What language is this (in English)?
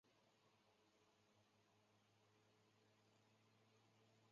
Chinese